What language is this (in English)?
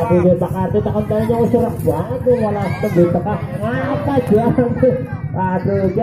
Indonesian